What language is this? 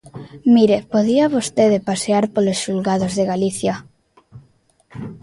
Galician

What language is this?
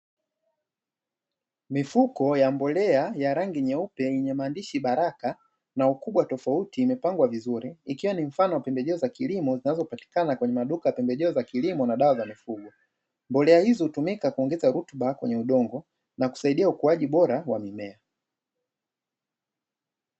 Swahili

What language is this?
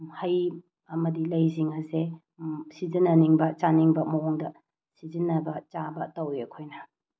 Manipuri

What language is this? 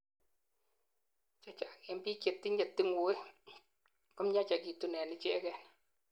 Kalenjin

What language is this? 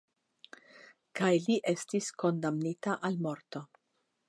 Esperanto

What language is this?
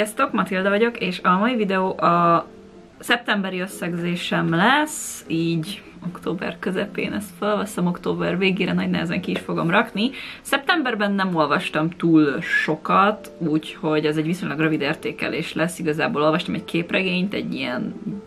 Hungarian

